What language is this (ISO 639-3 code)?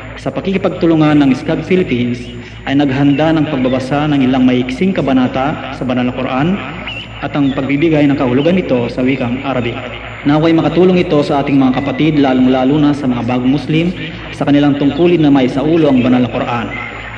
fil